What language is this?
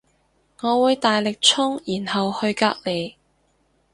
Cantonese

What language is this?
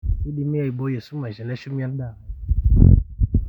Masai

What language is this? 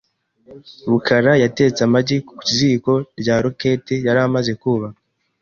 Kinyarwanda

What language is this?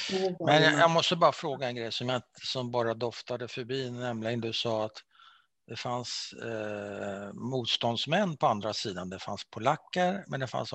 Swedish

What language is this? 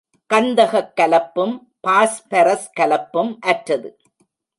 Tamil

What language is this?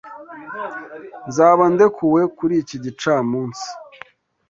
Kinyarwanda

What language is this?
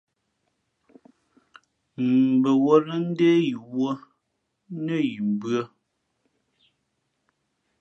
Fe'fe'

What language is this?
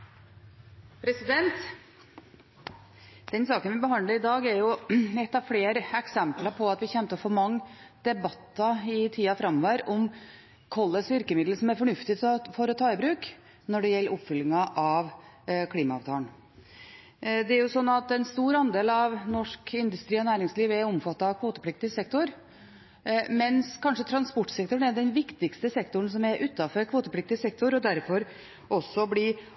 Norwegian Bokmål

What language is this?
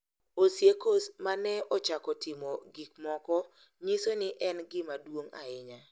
Luo (Kenya and Tanzania)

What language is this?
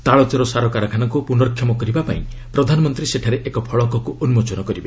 Odia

